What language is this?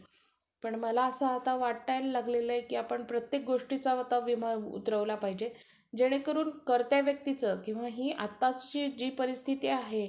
Marathi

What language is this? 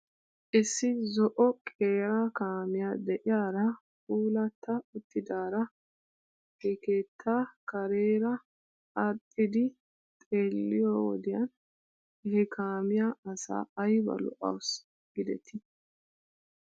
Wolaytta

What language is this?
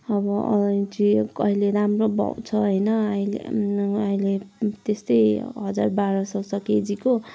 Nepali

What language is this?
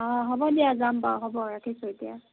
Assamese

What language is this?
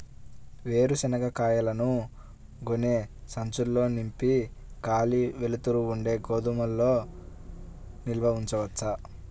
Telugu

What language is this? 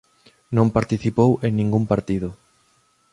Galician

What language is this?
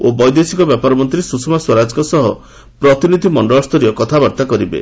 Odia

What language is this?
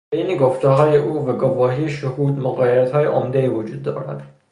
Persian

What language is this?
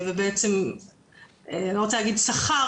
Hebrew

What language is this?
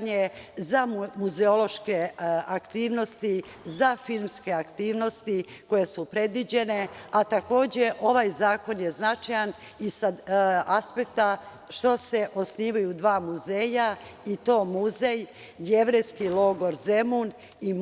Serbian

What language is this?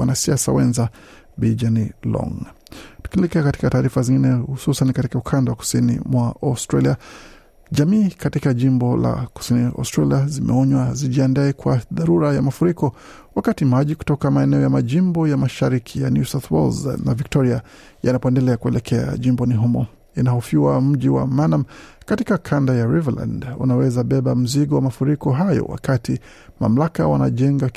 Swahili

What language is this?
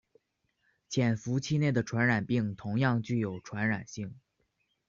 Chinese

